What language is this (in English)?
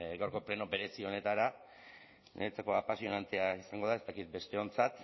Basque